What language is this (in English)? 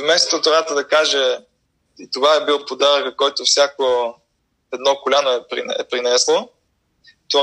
Bulgarian